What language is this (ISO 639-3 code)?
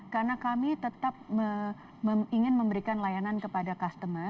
ind